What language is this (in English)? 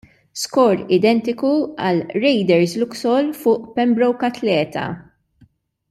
Maltese